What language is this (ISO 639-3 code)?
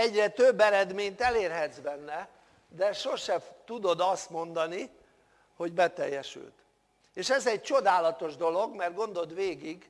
hun